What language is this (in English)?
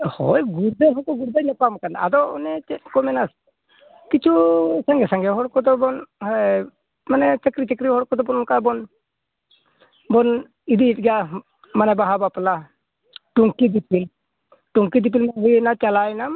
Santali